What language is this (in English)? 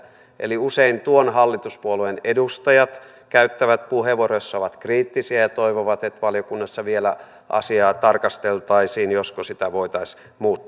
Finnish